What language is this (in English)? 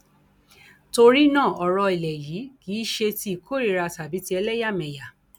Yoruba